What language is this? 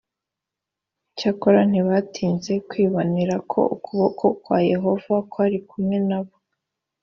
Kinyarwanda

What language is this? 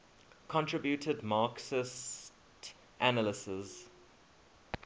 English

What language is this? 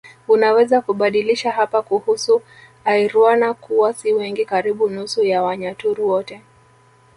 Swahili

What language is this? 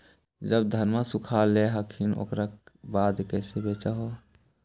Magahi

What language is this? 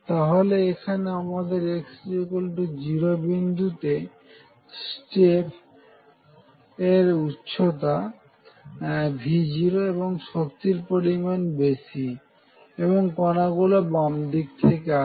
Bangla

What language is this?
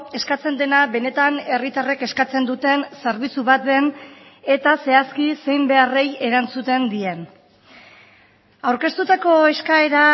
Basque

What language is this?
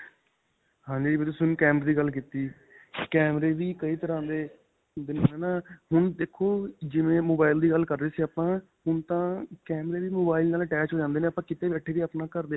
Punjabi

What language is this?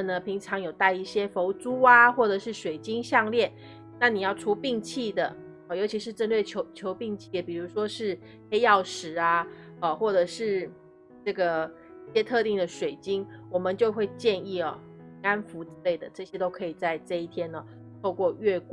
Chinese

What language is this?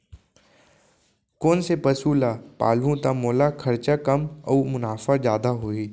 Chhattisgarhi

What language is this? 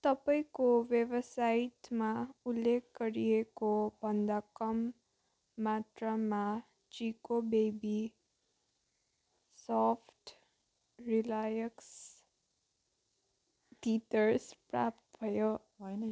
Nepali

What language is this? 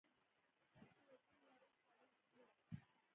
Pashto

